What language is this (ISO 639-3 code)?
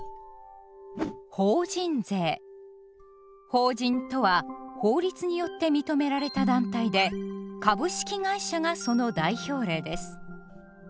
jpn